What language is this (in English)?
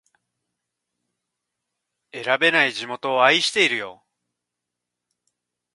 Japanese